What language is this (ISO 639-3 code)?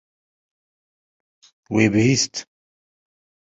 kur